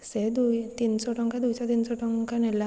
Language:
Odia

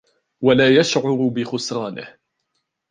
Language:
Arabic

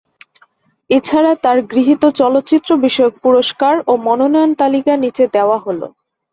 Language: Bangla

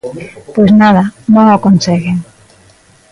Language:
Galician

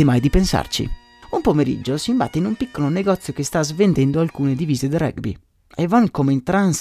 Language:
Italian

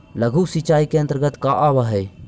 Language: Magahi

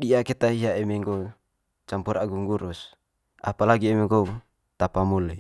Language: Manggarai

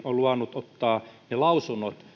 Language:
Finnish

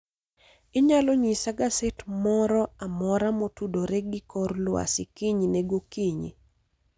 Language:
Luo (Kenya and Tanzania)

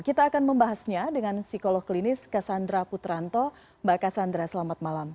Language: Indonesian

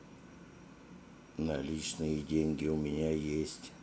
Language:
Russian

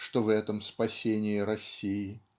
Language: Russian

